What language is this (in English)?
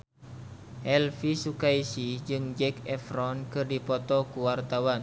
Sundanese